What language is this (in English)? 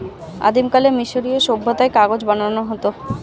Bangla